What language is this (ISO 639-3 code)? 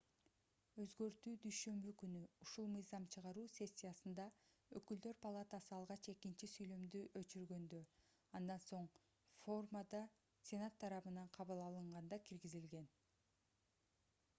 kir